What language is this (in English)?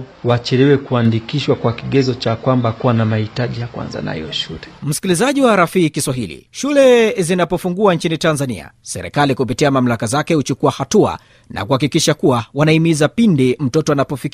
Swahili